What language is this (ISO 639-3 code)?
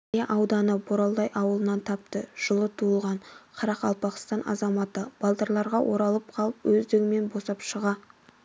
kaz